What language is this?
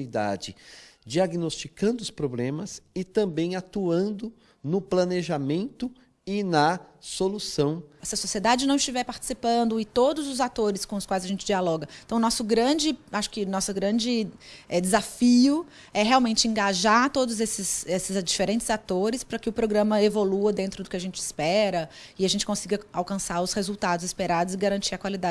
Portuguese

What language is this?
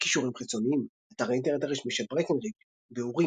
Hebrew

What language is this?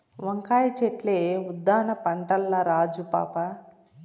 Telugu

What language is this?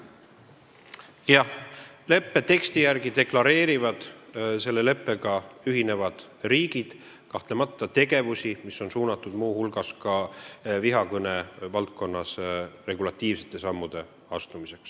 Estonian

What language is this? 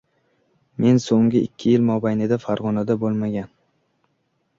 Uzbek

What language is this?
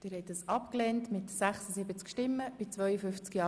Swiss German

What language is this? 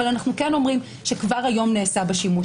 Hebrew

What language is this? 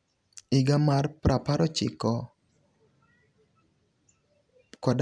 Luo (Kenya and Tanzania)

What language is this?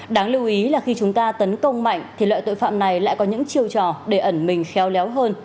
Vietnamese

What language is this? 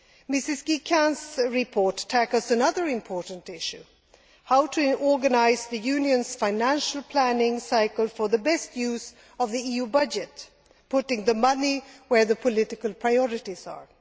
English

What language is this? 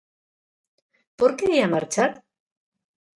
Galician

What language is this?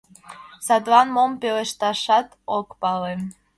Mari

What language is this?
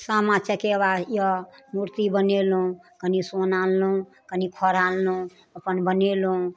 Maithili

